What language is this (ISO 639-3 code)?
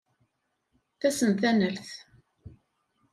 kab